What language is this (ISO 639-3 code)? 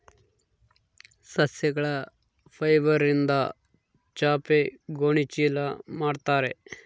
kan